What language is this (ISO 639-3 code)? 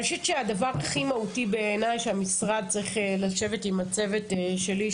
heb